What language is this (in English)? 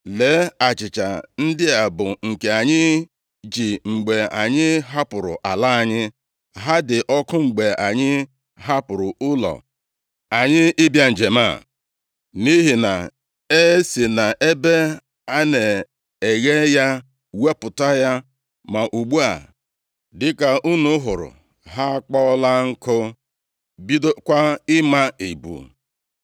Igbo